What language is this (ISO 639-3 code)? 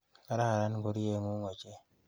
kln